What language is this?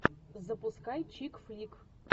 Russian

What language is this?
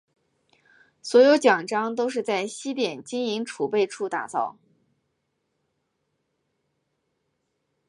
Chinese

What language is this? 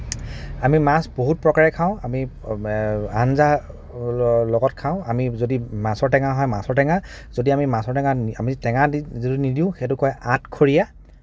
Assamese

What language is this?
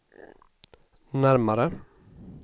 Swedish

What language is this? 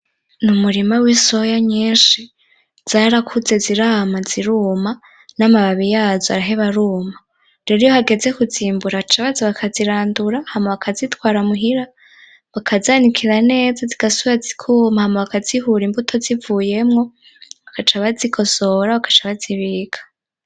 Rundi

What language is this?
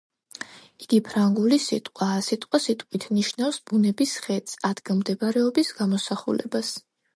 Georgian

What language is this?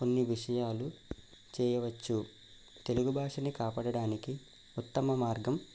Telugu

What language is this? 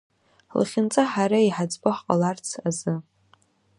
Abkhazian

